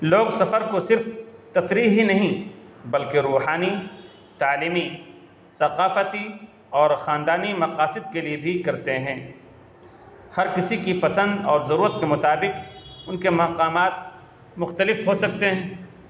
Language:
Urdu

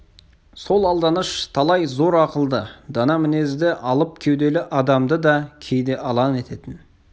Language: Kazakh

